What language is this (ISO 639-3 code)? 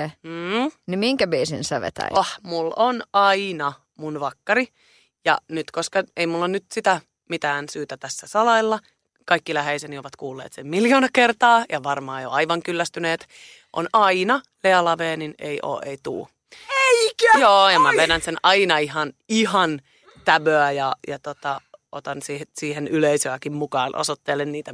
fin